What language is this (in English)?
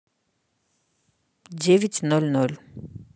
Russian